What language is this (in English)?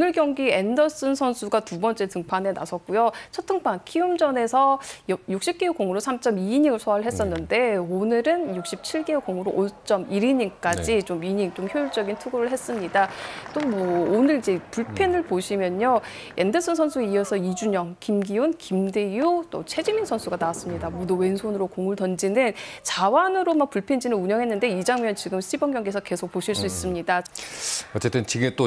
Korean